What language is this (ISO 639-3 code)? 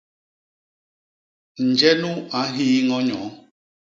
bas